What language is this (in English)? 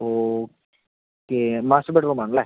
Malayalam